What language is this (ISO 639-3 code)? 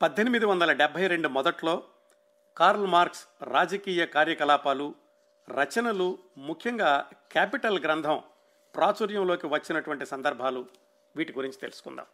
tel